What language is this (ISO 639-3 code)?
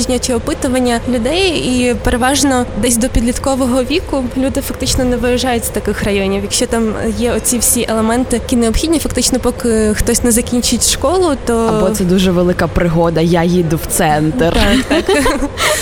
ukr